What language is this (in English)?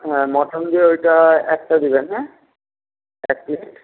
Bangla